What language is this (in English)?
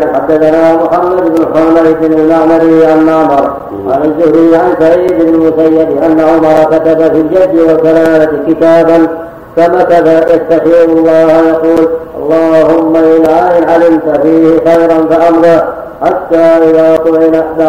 Arabic